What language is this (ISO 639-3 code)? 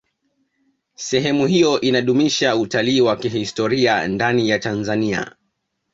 swa